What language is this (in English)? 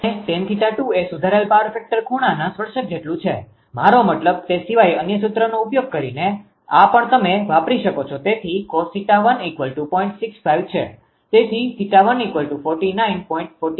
Gujarati